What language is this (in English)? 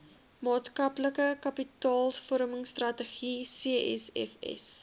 Afrikaans